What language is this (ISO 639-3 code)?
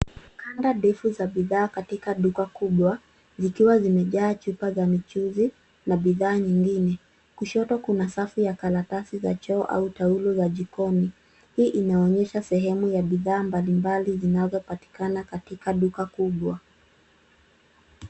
swa